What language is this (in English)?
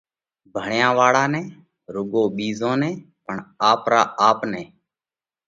Parkari Koli